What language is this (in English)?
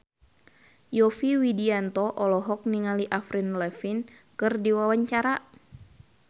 Sundanese